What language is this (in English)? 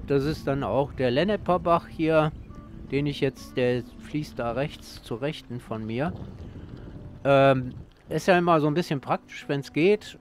German